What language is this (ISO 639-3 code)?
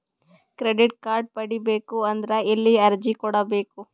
kan